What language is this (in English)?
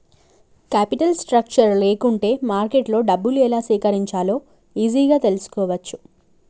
Telugu